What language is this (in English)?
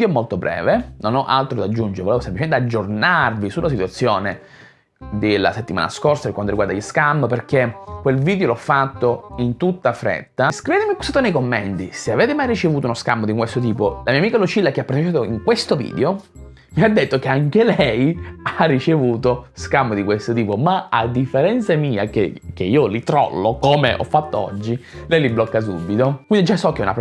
Italian